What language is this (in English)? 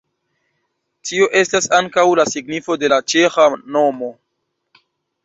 Esperanto